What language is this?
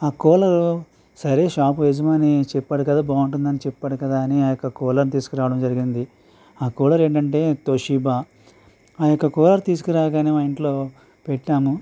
Telugu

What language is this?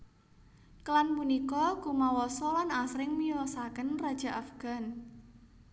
Javanese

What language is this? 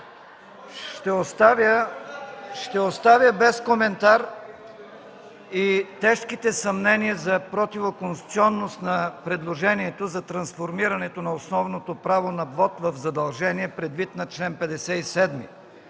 Bulgarian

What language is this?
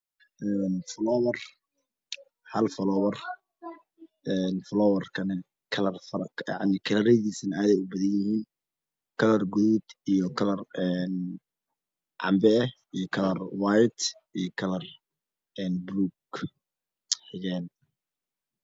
Somali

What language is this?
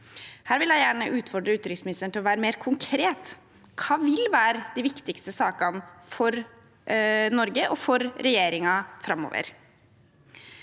Norwegian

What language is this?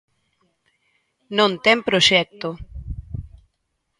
Galician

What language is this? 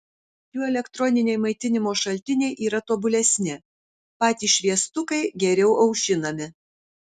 Lithuanian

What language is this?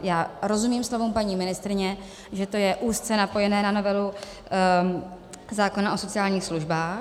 Czech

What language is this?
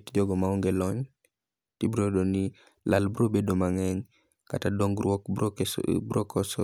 Luo (Kenya and Tanzania)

